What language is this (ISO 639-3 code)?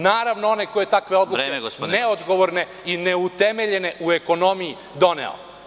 srp